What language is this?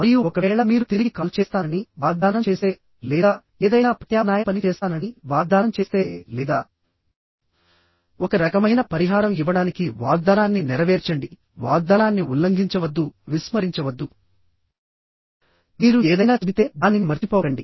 Telugu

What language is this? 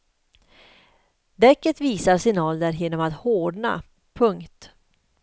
Swedish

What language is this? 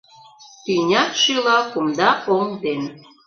Mari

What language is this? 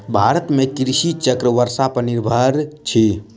Maithili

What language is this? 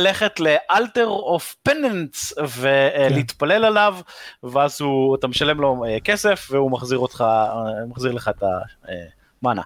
Hebrew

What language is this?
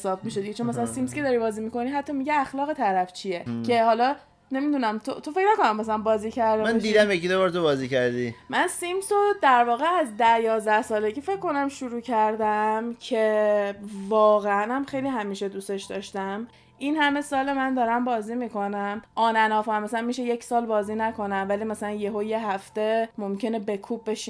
Persian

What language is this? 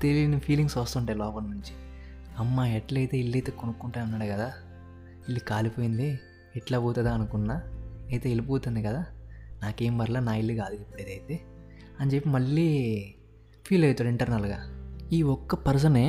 Telugu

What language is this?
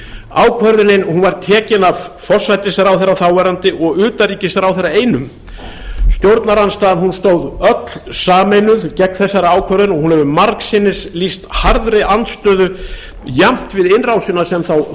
Icelandic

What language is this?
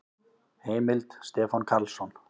Icelandic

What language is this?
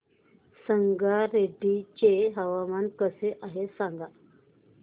Marathi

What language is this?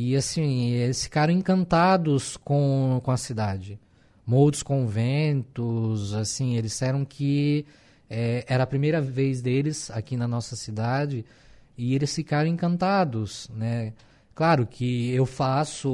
Portuguese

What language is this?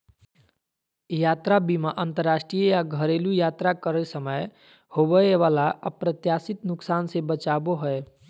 Magahi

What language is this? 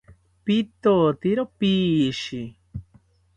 South Ucayali Ashéninka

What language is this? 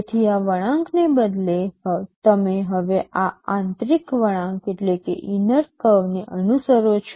Gujarati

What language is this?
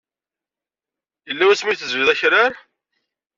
Kabyle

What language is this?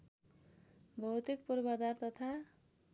Nepali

